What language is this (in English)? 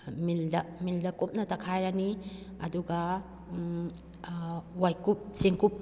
Manipuri